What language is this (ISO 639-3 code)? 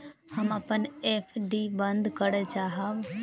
mai